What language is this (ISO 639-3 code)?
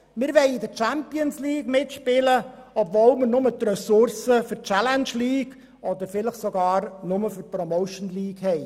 gsw